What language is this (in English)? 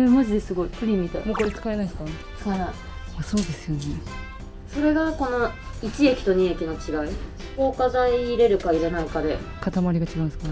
Japanese